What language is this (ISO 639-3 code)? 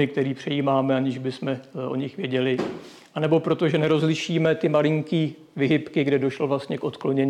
ces